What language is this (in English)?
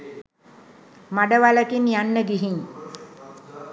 Sinhala